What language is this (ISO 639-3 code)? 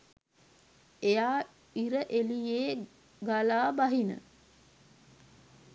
sin